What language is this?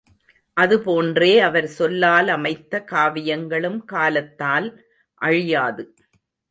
Tamil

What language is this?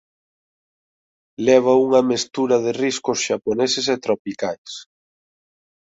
Galician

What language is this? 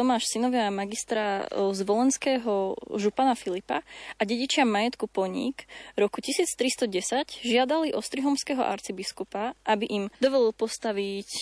Slovak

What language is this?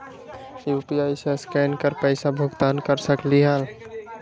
Magahi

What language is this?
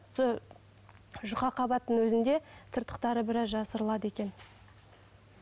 Kazakh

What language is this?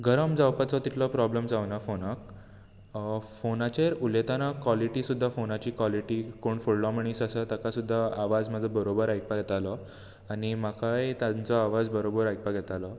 Konkani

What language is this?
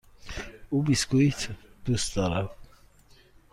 Persian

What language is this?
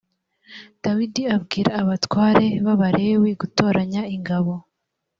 Kinyarwanda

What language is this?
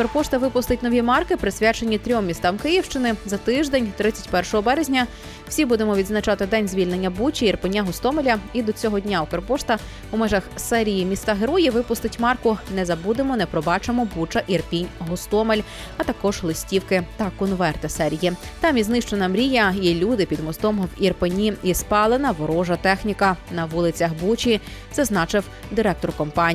Ukrainian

